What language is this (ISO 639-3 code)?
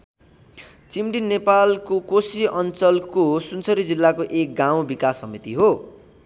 nep